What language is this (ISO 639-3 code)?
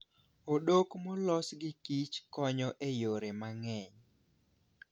luo